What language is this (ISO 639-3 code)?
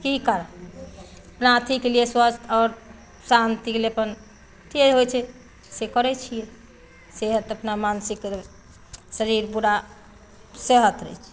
mai